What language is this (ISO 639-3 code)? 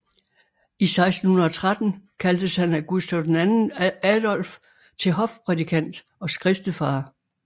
dan